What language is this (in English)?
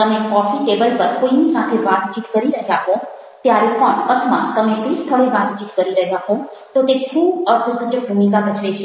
Gujarati